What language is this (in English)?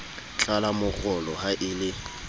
Southern Sotho